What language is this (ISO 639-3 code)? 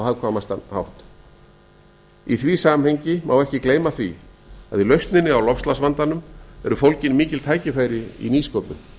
isl